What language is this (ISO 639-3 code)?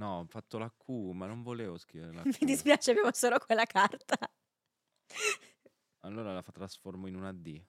ita